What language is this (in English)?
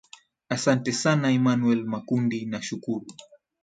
Swahili